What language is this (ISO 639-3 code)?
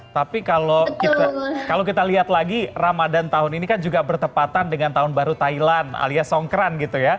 ind